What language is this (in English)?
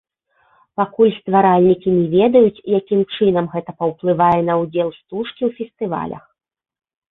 Belarusian